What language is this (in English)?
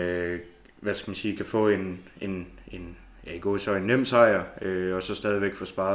Danish